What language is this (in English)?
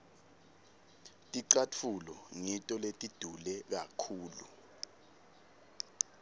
Swati